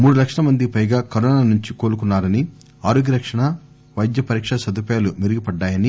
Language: Telugu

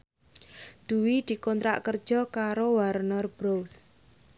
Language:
Javanese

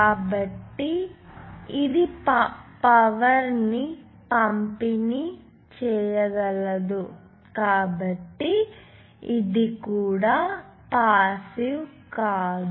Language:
Telugu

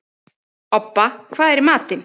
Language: Icelandic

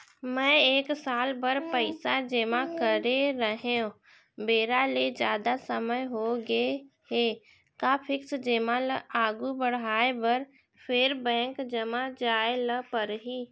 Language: Chhattisgarhi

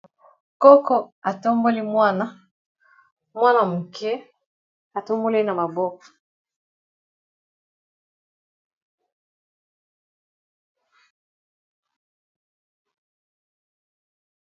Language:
Lingala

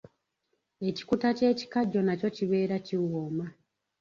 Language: Ganda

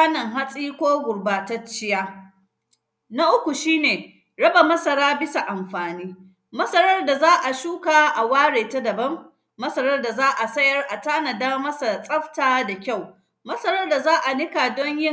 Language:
Hausa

